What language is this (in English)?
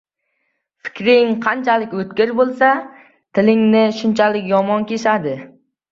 Uzbek